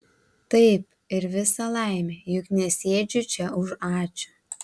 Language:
Lithuanian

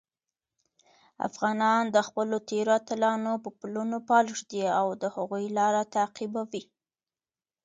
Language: Pashto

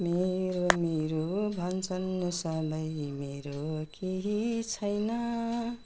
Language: Nepali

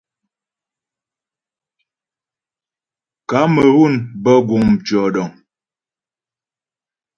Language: Ghomala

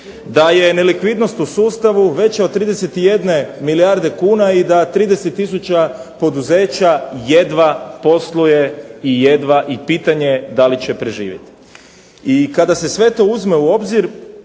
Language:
Croatian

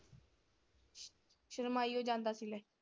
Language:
Punjabi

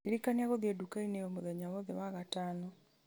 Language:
Kikuyu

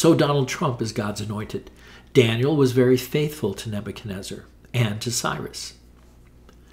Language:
English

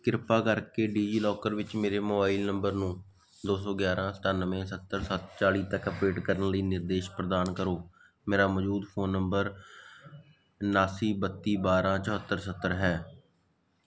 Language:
Punjabi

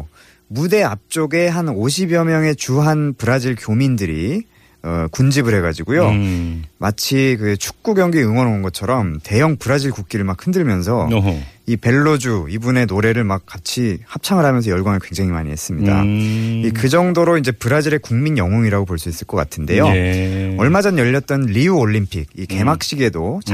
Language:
Korean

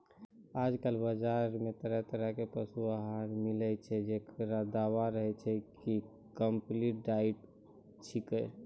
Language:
Maithili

